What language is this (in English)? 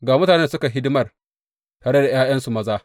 Hausa